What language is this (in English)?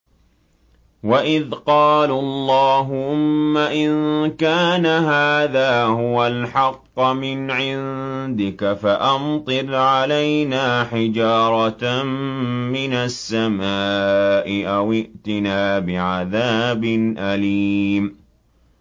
Arabic